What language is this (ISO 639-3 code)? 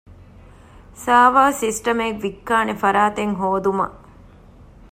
div